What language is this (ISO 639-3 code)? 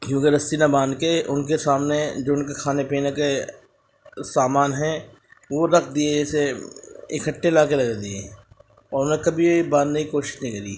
urd